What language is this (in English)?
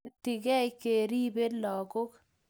Kalenjin